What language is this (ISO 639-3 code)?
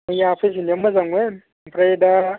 brx